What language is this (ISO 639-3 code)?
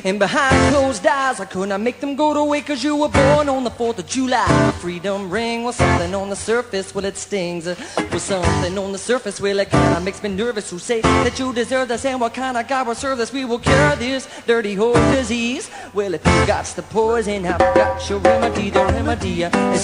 eng